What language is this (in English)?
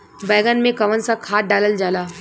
Bhojpuri